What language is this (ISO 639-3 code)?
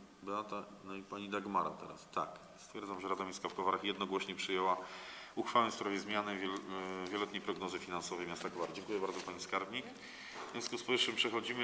pol